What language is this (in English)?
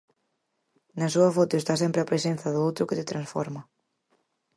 Galician